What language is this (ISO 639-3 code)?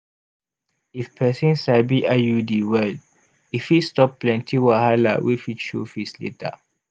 pcm